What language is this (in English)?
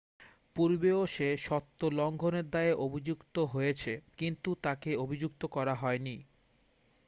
Bangla